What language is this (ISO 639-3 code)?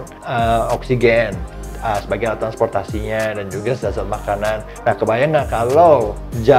ind